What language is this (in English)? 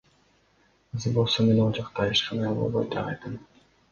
Kyrgyz